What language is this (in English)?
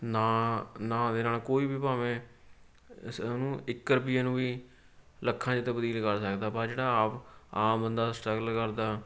Punjabi